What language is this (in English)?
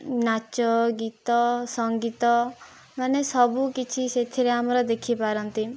Odia